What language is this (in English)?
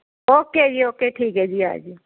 Punjabi